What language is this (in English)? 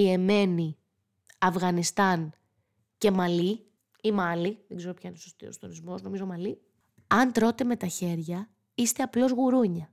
Greek